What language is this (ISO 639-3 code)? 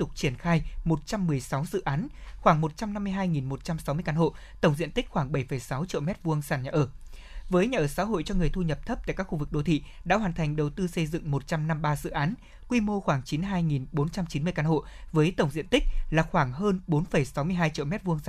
vie